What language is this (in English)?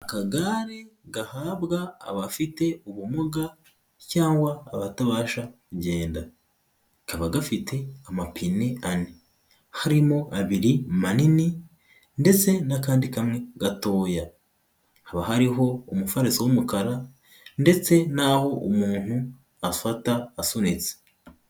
Kinyarwanda